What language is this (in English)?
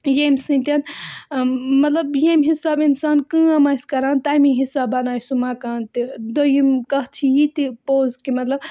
Kashmiri